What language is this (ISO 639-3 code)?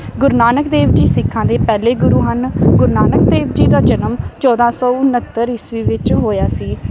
pan